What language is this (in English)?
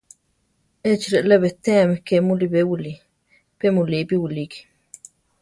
Central Tarahumara